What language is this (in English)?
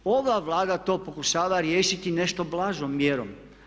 Croatian